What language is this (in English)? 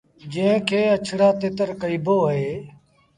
Sindhi Bhil